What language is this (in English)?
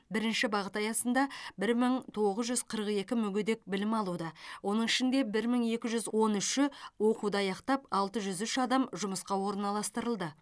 Kazakh